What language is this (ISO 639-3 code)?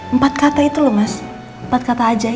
ind